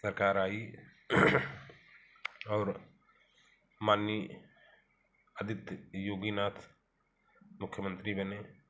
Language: Hindi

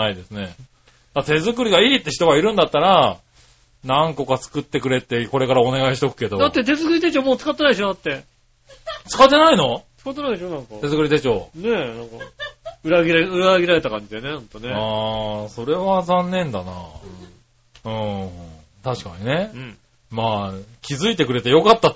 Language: Japanese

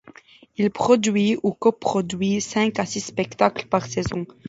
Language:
French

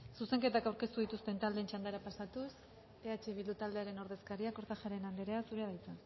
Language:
Basque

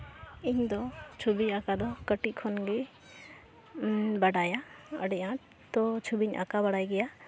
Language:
Santali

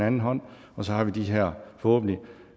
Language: Danish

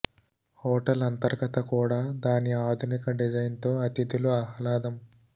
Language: Telugu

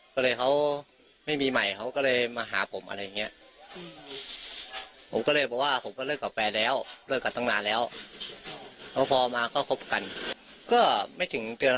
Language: Thai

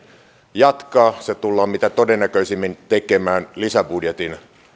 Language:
Finnish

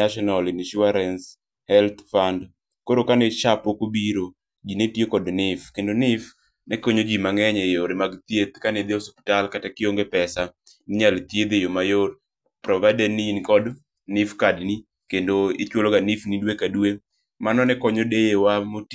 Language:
Luo (Kenya and Tanzania)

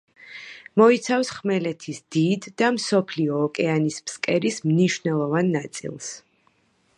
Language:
Georgian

